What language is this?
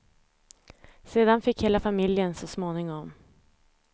Swedish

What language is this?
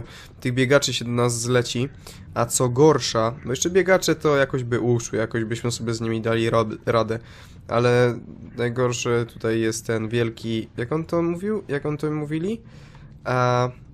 Polish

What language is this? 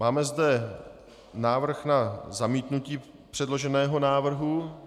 Czech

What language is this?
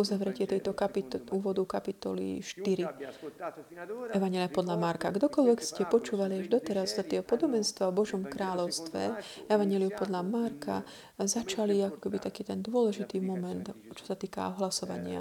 Slovak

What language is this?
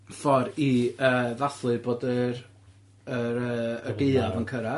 Welsh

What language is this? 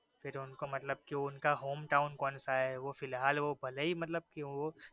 Gujarati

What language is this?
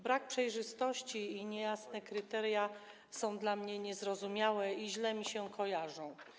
Polish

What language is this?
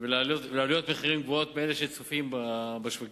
Hebrew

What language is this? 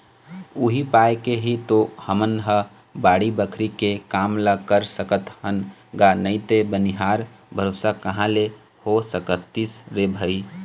Chhattisgarhi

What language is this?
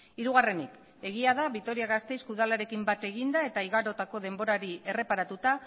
Basque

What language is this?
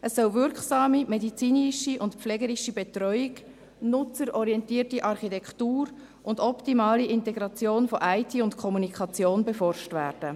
Swiss German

